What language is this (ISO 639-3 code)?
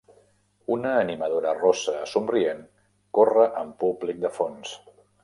cat